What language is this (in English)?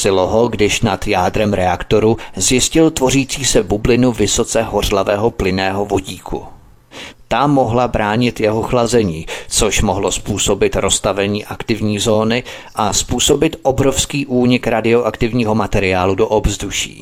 Czech